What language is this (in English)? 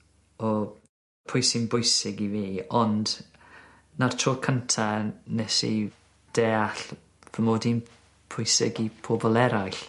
Welsh